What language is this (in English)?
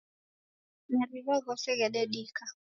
Taita